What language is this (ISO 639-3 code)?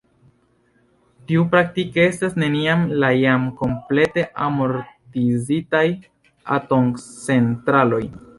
epo